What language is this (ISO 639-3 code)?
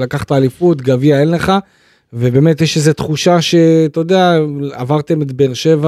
heb